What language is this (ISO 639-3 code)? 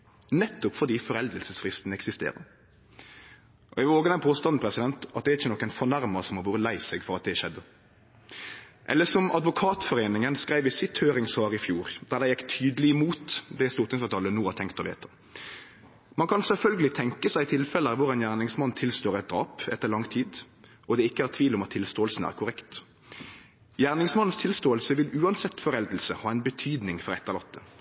nno